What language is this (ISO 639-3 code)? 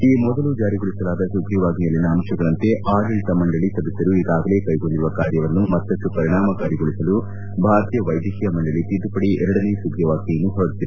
kan